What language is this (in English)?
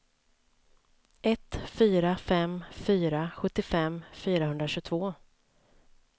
Swedish